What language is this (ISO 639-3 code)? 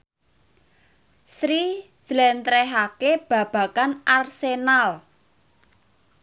jav